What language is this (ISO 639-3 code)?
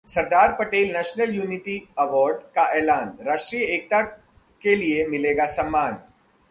hin